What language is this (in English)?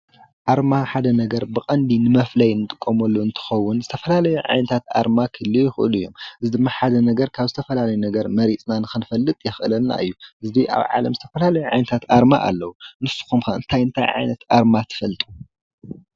Tigrinya